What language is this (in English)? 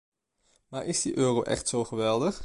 Dutch